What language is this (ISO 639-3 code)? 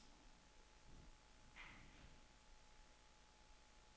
dan